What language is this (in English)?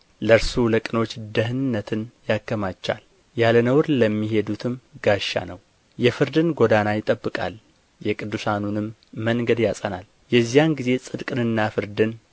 Amharic